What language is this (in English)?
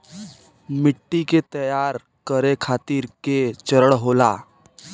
Bhojpuri